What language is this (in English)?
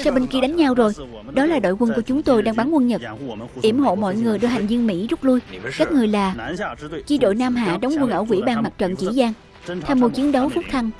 Vietnamese